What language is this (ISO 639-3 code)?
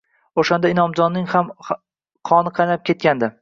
uzb